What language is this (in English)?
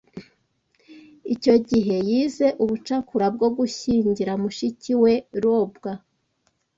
Kinyarwanda